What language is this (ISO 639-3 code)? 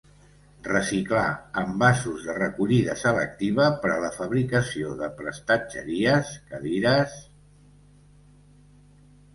cat